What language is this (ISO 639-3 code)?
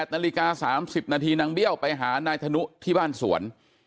tha